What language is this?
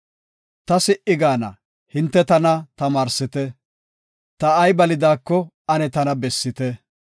Gofa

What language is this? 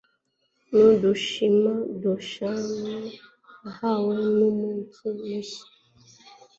Kinyarwanda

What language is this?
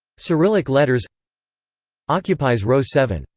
English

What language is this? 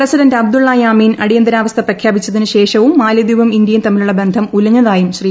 Malayalam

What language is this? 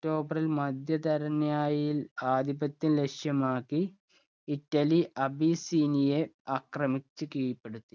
Malayalam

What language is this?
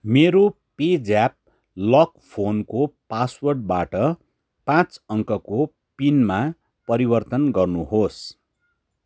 Nepali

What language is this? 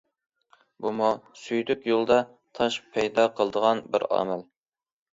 Uyghur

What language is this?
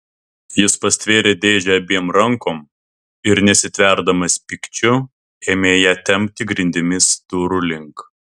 Lithuanian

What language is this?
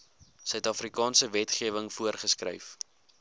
Afrikaans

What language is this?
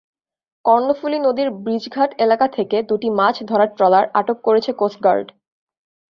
Bangla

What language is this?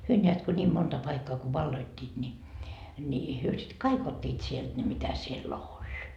Finnish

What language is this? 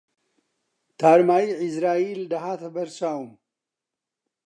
Central Kurdish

